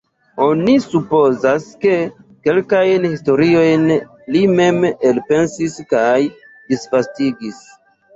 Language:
Esperanto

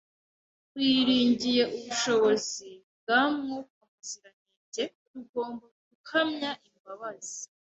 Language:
Kinyarwanda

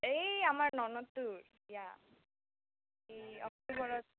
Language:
Assamese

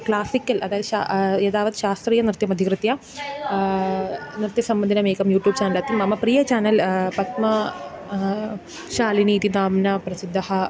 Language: Sanskrit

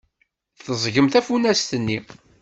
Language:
Kabyle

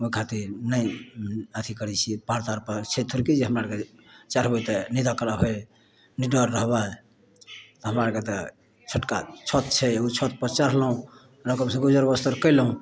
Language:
Maithili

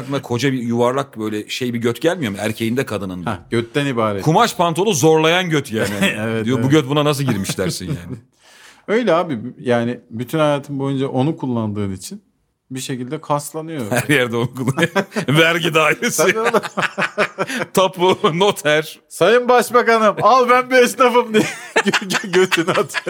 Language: Turkish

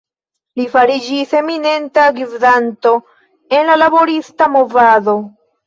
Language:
Esperanto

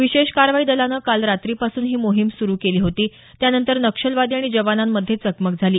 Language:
Marathi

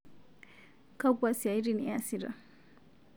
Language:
Masai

